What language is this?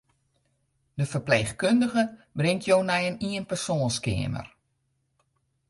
Western Frisian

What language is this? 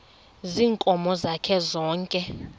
Xhosa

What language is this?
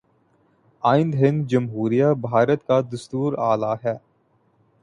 Urdu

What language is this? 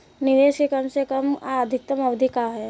Bhojpuri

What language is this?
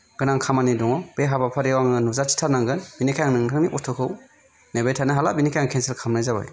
Bodo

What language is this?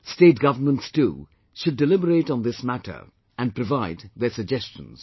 English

